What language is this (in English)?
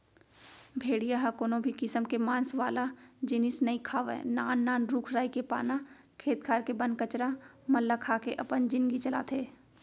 Chhattisgarhi